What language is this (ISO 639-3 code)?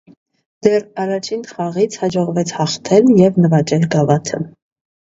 hye